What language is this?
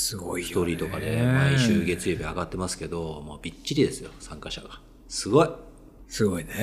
Japanese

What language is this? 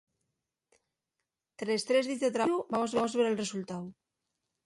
Asturian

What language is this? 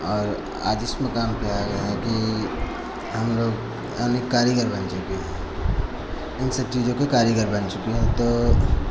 Hindi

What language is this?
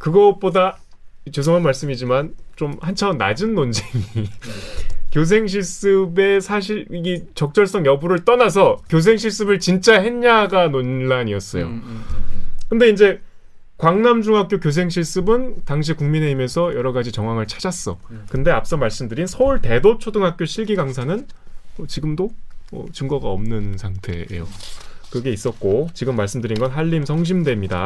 Korean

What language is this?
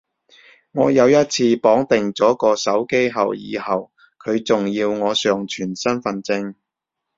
Cantonese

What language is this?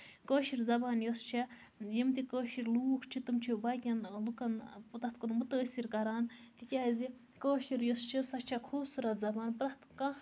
Kashmiri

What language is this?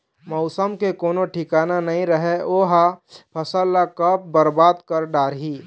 Chhattisgarhi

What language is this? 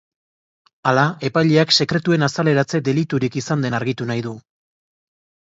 Basque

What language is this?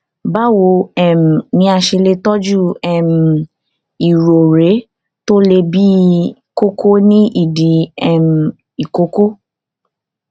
Yoruba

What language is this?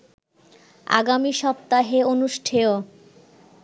Bangla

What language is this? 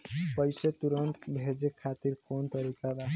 Bhojpuri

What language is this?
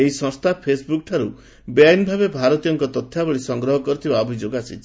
Odia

